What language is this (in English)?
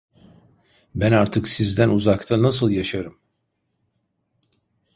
Turkish